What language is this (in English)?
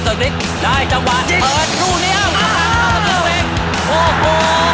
Thai